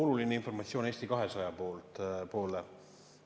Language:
Estonian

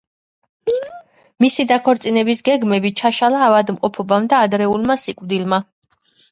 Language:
Georgian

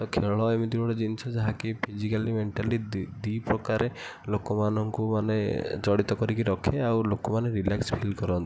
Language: Odia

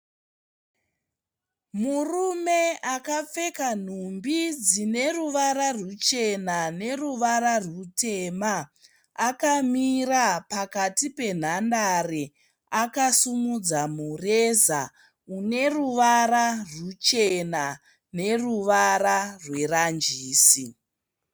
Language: Shona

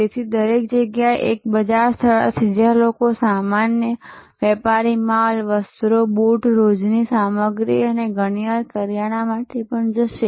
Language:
Gujarati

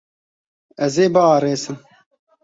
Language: Kurdish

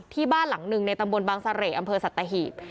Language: Thai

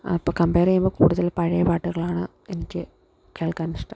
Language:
Malayalam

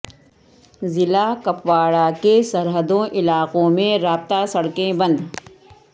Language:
Urdu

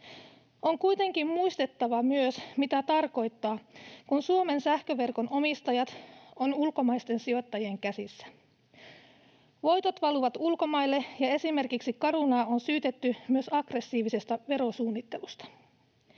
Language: Finnish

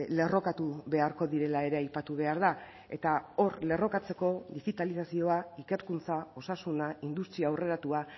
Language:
Basque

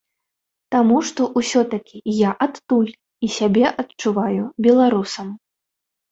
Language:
Belarusian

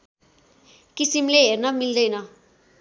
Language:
Nepali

